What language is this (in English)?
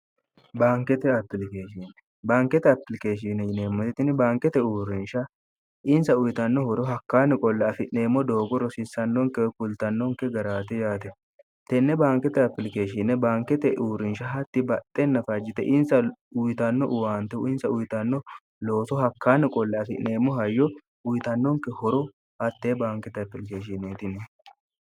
Sidamo